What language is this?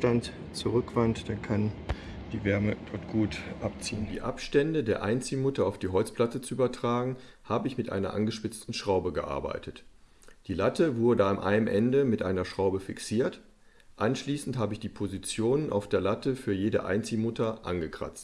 German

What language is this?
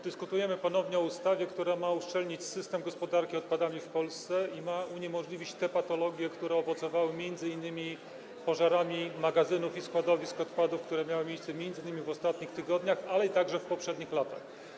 Polish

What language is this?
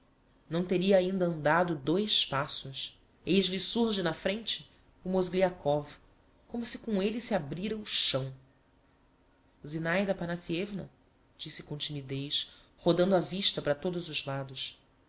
Portuguese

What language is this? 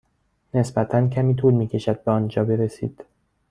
Persian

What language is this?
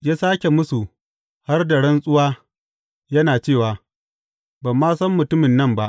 Hausa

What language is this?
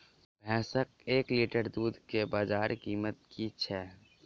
Maithili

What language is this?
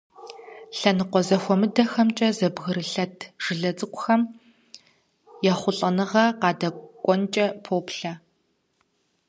Kabardian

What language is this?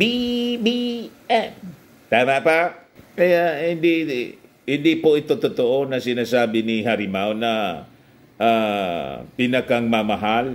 Filipino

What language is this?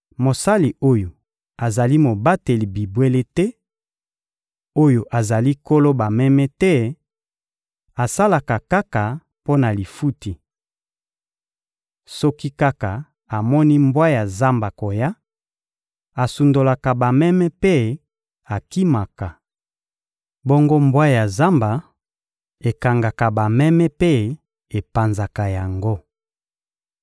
Lingala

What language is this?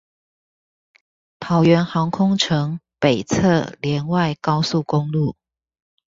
Chinese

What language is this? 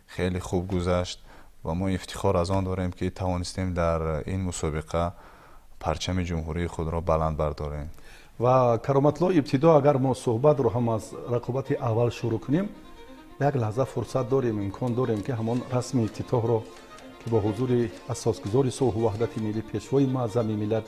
Persian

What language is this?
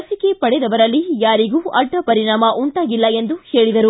Kannada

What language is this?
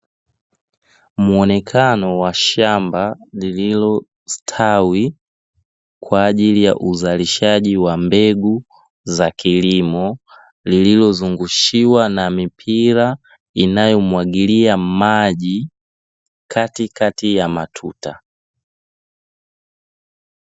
Swahili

